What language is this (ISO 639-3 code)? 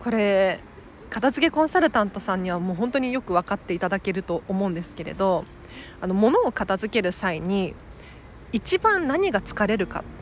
jpn